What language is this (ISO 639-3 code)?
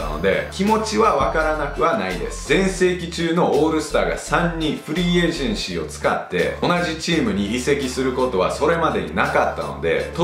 jpn